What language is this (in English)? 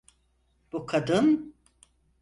Turkish